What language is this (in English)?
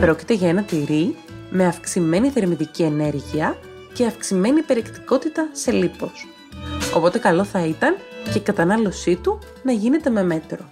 Greek